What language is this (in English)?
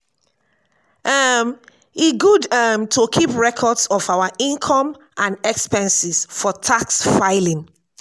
Nigerian Pidgin